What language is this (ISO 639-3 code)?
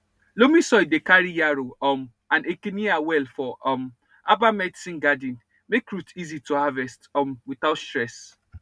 pcm